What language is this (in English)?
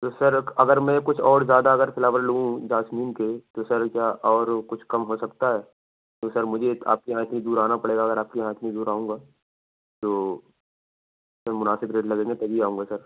Urdu